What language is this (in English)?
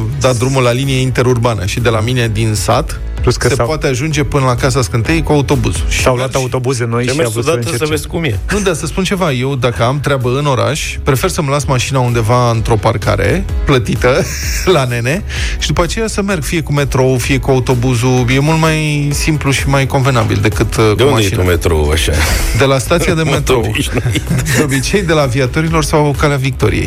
Romanian